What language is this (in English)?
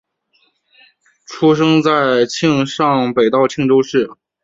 Chinese